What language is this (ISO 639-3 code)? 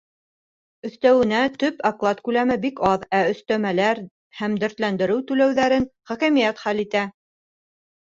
bak